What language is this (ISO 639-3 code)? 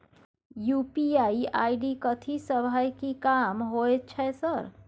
mai